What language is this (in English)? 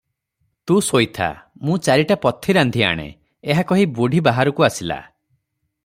Odia